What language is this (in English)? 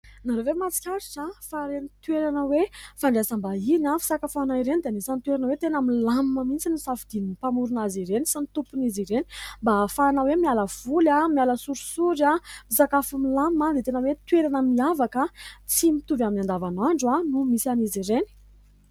Malagasy